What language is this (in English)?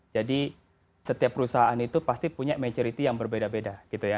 Indonesian